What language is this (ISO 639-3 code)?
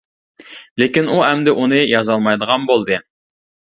uig